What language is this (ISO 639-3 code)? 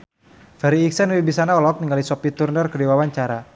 sun